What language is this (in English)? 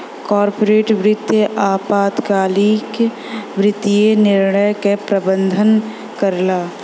Bhojpuri